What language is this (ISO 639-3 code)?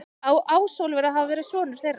isl